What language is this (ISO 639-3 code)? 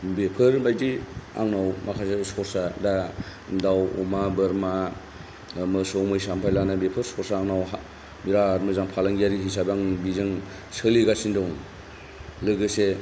brx